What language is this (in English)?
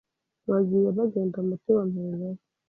Kinyarwanda